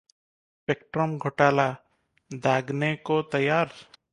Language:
Hindi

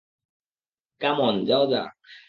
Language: Bangla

